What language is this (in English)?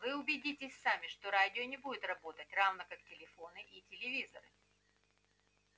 Russian